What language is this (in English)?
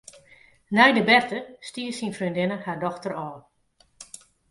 Western Frisian